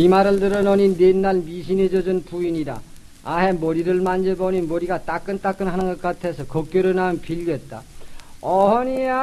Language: Korean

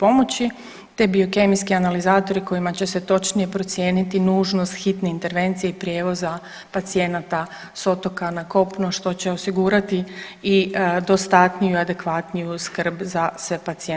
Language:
Croatian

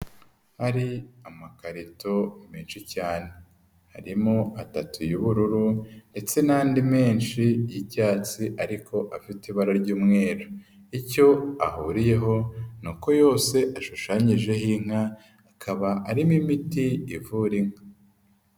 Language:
Kinyarwanda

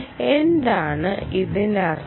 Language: Malayalam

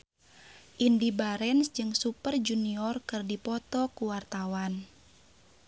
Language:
Sundanese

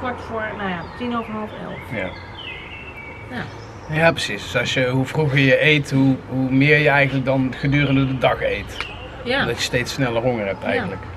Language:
Dutch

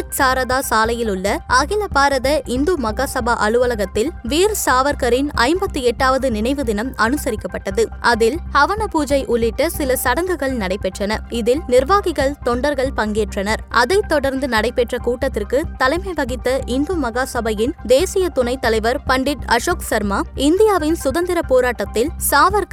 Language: Tamil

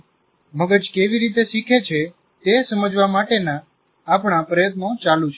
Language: Gujarati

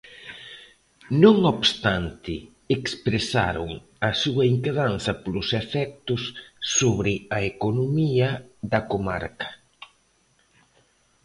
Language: Galician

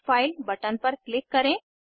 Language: Hindi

